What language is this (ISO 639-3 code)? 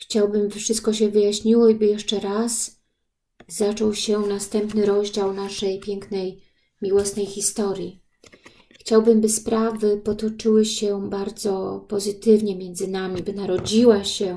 pol